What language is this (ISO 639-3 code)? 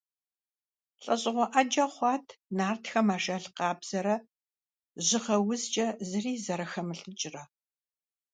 kbd